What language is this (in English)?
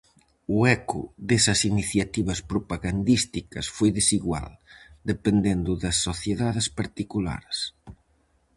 Galician